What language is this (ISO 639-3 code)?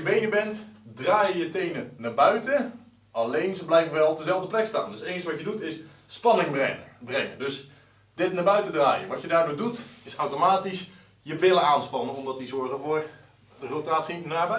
nld